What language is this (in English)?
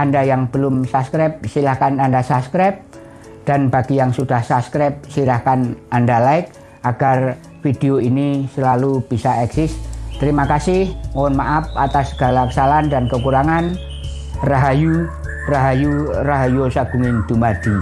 Indonesian